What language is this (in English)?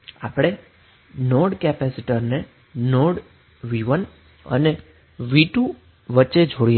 Gujarati